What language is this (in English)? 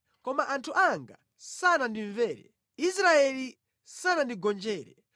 Nyanja